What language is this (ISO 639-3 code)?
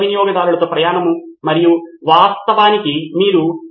tel